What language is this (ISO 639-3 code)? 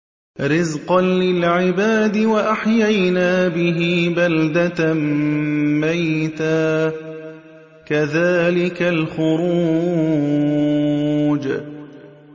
ara